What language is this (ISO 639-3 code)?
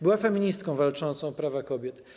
pol